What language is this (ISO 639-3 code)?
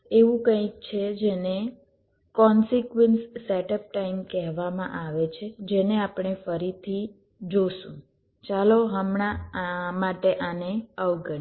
guj